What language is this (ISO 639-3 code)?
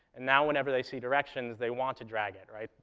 eng